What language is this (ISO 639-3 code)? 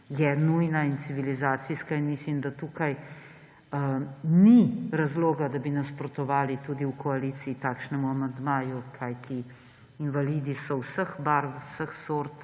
slv